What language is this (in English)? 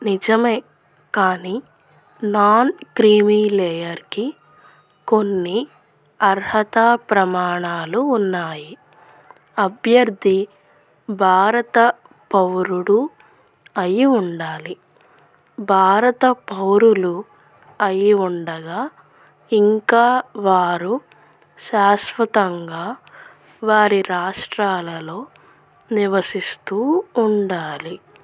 Telugu